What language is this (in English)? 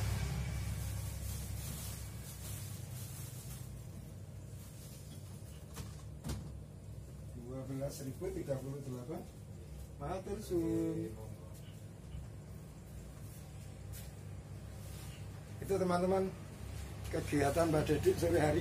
Indonesian